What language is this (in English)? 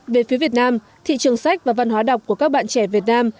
Vietnamese